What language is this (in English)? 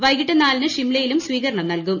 Malayalam